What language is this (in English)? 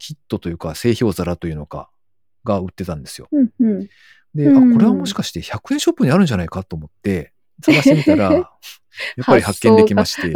Japanese